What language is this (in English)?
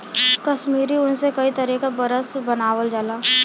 Bhojpuri